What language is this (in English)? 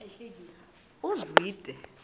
Xhosa